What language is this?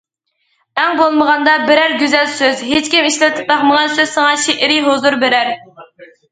Uyghur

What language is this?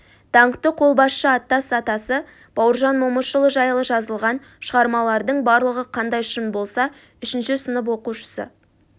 Kazakh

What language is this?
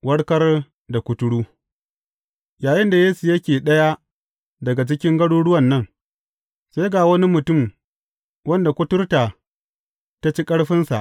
Hausa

